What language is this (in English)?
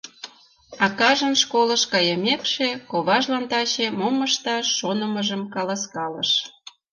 Mari